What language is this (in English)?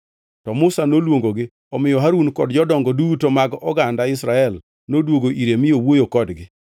Luo (Kenya and Tanzania)